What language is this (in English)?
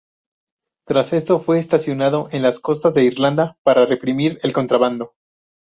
Spanish